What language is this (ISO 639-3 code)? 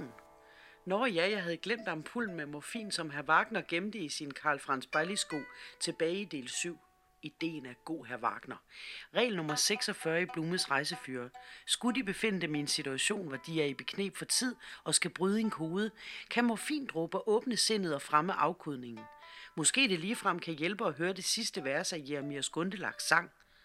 dan